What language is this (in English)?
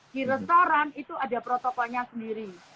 Indonesian